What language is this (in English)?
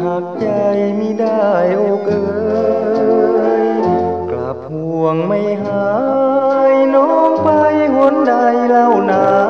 Thai